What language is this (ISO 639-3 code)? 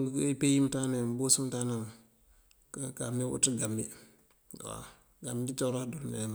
mfv